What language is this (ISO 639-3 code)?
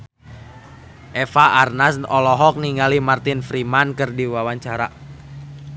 sun